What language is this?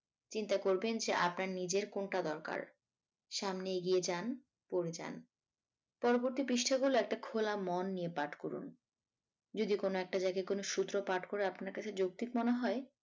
Bangla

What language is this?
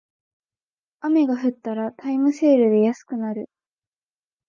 Japanese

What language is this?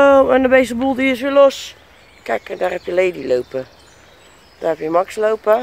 Dutch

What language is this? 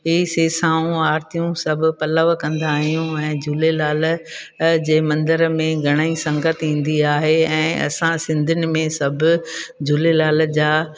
Sindhi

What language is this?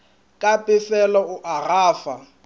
Northern Sotho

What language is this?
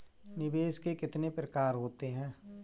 Hindi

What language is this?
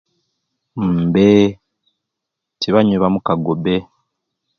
Ruuli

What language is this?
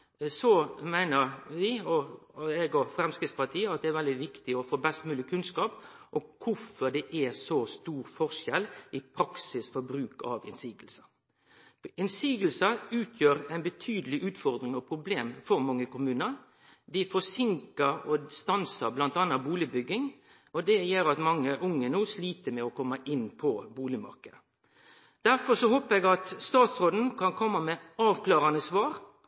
Norwegian Nynorsk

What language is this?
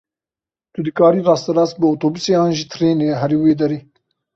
Kurdish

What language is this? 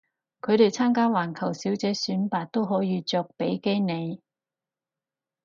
Cantonese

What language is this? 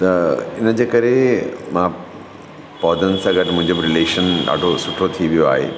Sindhi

